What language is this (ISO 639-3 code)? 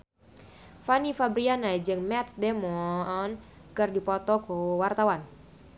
sun